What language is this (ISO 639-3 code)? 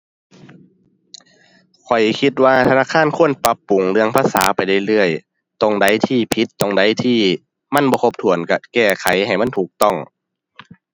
tha